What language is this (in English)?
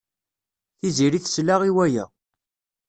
Kabyle